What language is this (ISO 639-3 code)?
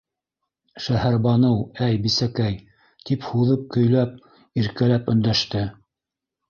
bak